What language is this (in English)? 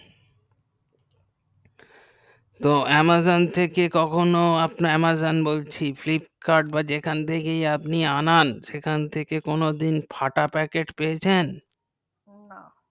Bangla